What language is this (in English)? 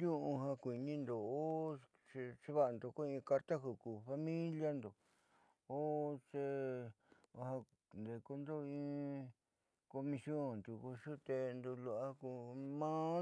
Southeastern Nochixtlán Mixtec